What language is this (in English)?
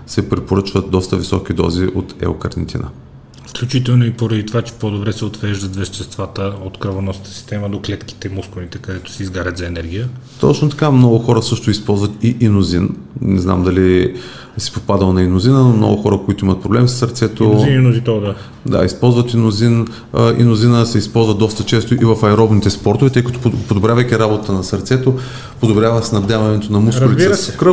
Bulgarian